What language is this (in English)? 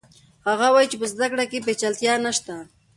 Pashto